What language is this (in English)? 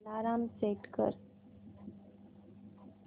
Marathi